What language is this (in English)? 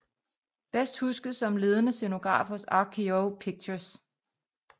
Danish